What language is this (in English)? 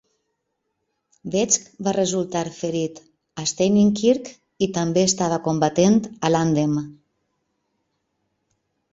Catalan